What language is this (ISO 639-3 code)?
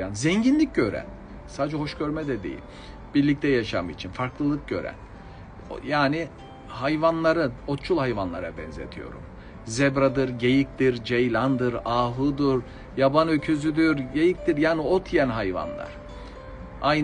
tur